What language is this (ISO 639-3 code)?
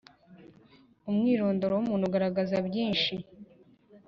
kin